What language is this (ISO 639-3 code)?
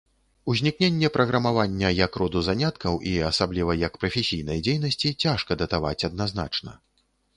bel